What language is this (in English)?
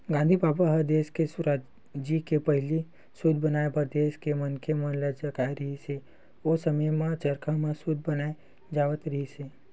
Chhattisgarhi